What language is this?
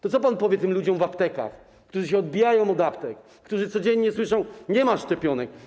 Polish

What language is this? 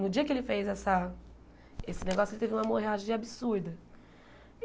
Portuguese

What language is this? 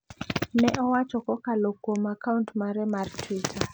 Luo (Kenya and Tanzania)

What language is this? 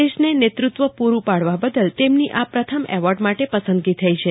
Gujarati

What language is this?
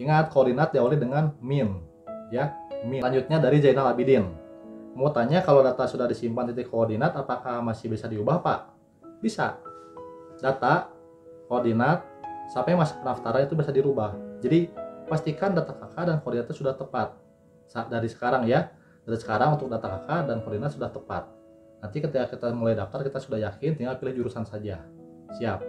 Indonesian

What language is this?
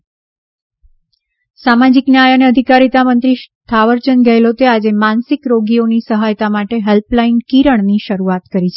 Gujarati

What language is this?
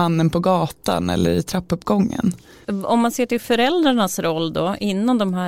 Swedish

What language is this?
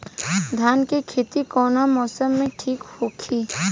Bhojpuri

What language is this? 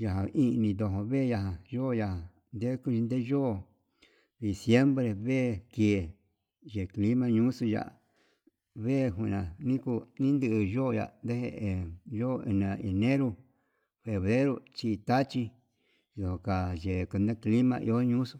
Yutanduchi Mixtec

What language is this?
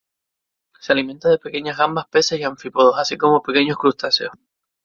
Spanish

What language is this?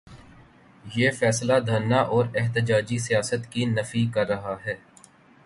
Urdu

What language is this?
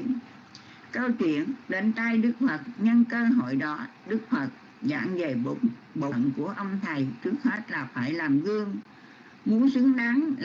Vietnamese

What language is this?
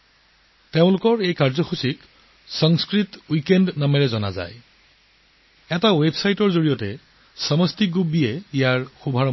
Assamese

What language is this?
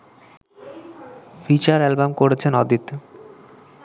Bangla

